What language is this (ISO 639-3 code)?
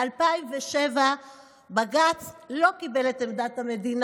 heb